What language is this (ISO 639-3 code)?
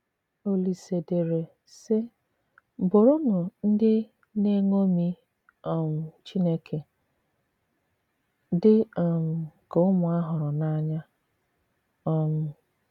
ibo